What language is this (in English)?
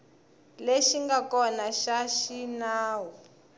Tsonga